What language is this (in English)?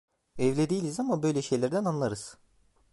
Turkish